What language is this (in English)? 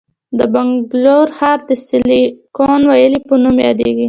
Pashto